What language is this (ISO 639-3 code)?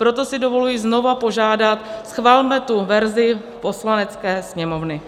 ces